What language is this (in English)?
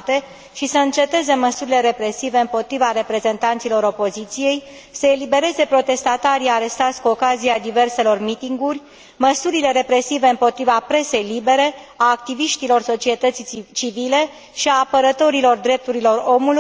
Romanian